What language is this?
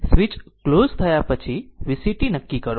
Gujarati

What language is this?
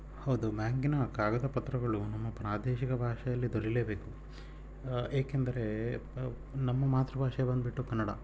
Kannada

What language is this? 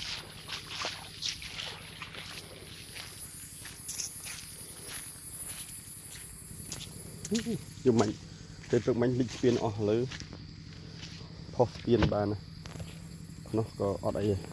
Thai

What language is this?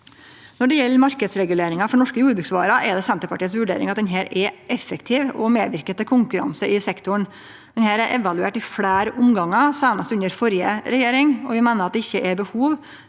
Norwegian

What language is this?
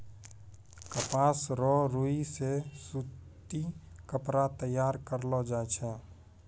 Maithili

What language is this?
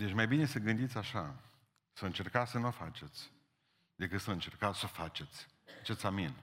Romanian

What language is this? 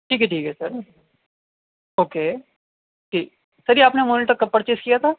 Urdu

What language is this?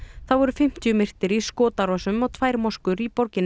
Icelandic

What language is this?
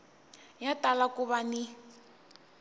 Tsonga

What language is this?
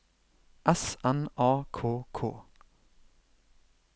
Norwegian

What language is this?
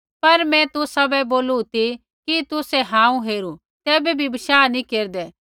Kullu Pahari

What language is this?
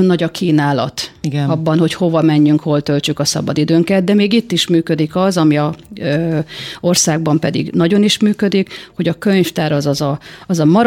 Hungarian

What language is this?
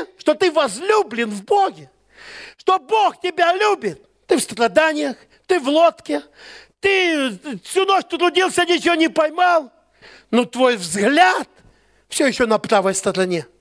Russian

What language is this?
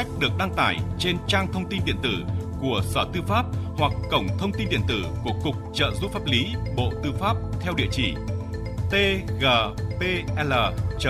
Vietnamese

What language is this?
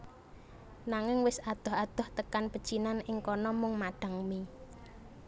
Javanese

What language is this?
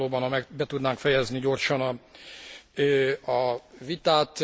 Hungarian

